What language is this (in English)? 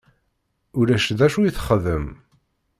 Kabyle